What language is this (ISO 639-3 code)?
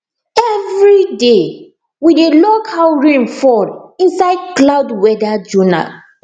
pcm